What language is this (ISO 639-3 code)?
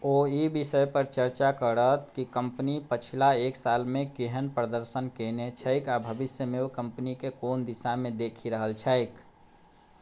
mai